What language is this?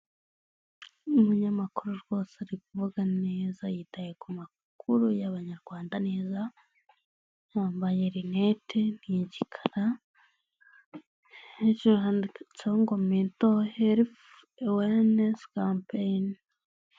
Kinyarwanda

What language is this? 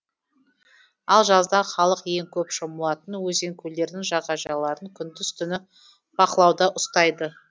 Kazakh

